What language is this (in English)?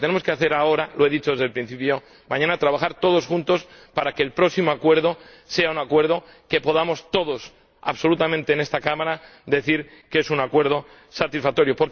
Spanish